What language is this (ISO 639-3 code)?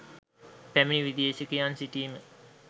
sin